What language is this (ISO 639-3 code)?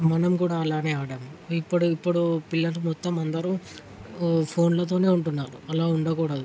tel